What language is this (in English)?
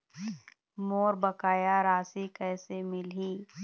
Chhattisgarhi